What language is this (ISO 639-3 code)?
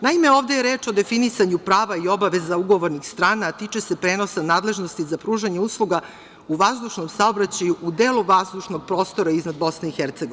srp